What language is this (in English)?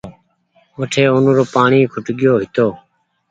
Goaria